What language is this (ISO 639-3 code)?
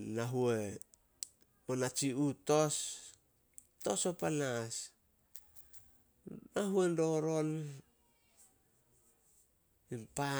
sol